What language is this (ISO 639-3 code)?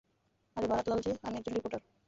ben